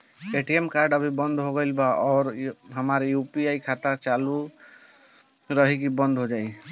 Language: Bhojpuri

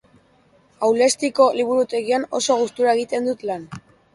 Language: Basque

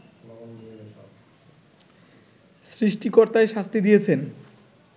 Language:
Bangla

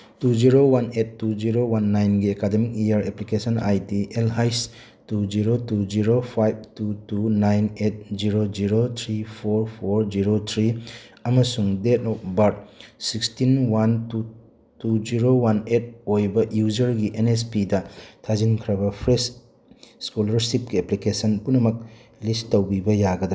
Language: Manipuri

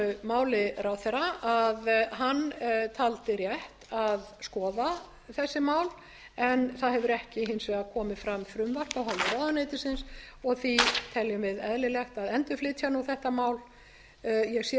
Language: Icelandic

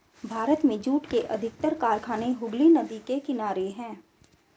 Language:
Hindi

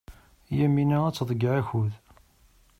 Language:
Kabyle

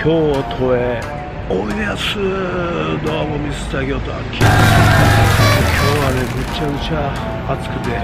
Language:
Japanese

